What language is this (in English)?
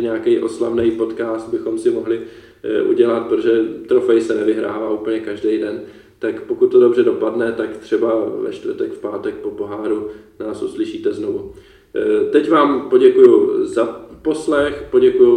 Czech